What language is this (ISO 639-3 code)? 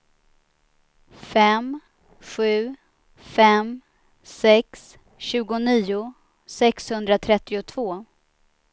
swe